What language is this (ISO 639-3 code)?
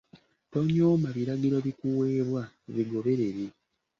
lug